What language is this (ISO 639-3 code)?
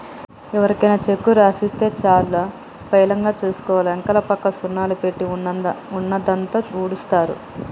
tel